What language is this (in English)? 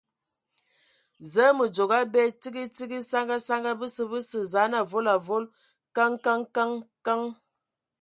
Ewondo